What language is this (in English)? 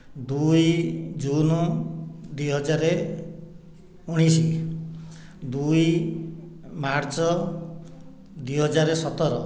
Odia